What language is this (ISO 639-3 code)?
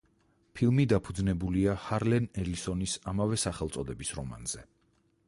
kat